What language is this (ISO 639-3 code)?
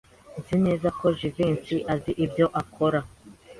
kin